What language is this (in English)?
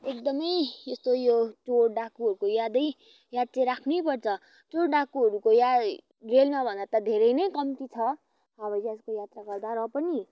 Nepali